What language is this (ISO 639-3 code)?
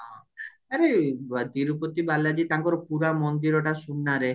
ori